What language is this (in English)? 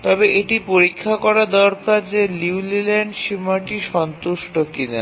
Bangla